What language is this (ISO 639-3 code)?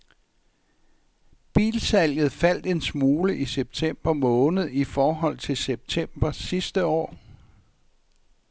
dan